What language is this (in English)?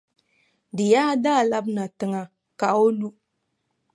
Dagbani